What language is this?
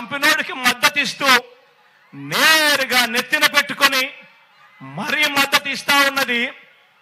Telugu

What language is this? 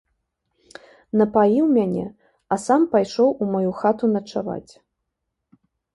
Belarusian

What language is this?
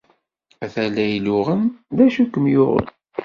Kabyle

